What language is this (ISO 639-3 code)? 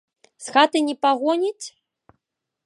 bel